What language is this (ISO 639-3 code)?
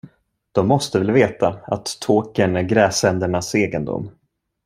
swe